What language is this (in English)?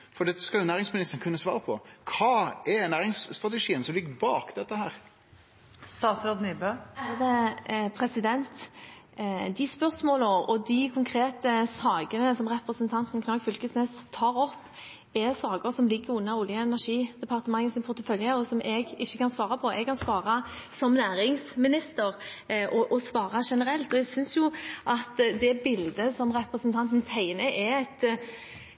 Norwegian